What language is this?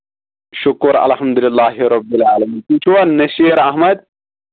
Kashmiri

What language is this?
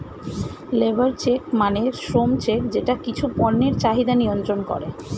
Bangla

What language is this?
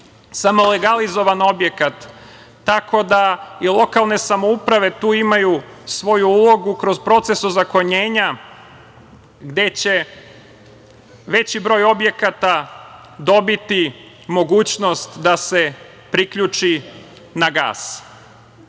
Serbian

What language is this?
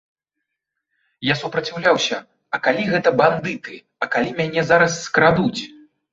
Belarusian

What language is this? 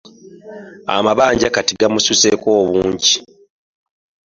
Ganda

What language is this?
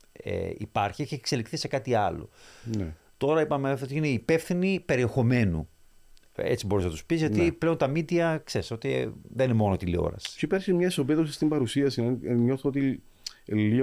Greek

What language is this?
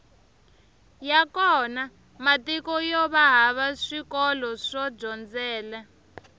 Tsonga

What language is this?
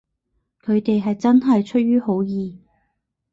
Cantonese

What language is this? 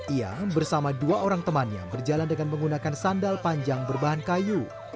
Indonesian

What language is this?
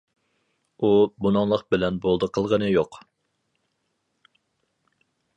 Uyghur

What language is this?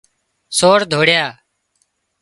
Wadiyara Koli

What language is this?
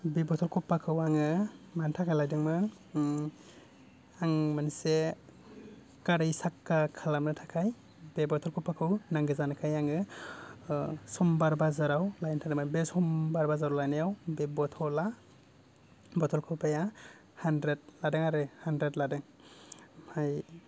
Bodo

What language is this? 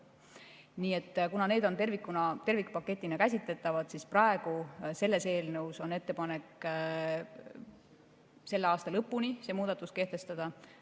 Estonian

